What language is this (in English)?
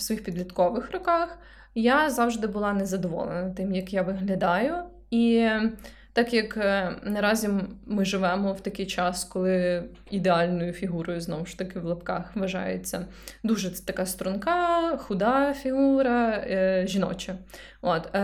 Ukrainian